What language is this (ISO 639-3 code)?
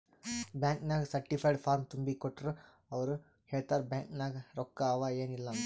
kan